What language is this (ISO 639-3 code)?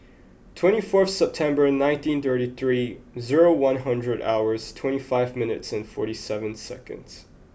eng